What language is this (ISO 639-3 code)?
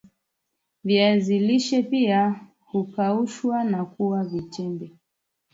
swa